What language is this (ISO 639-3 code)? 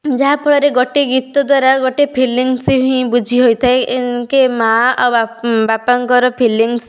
ori